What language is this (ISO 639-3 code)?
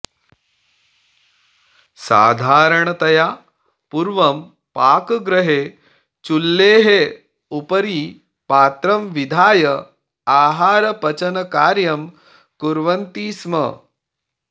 san